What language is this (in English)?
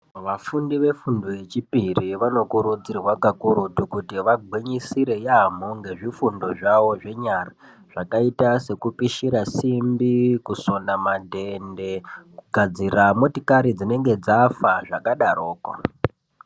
Ndau